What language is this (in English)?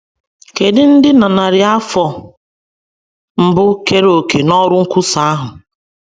Igbo